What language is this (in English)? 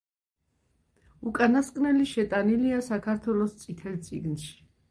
Georgian